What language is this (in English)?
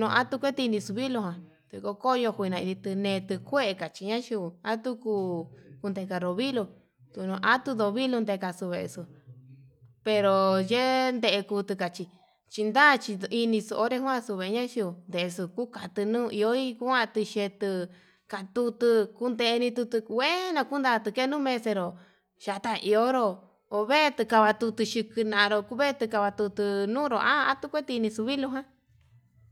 Yutanduchi Mixtec